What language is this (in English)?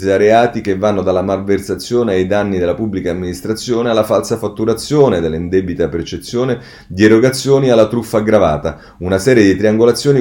Italian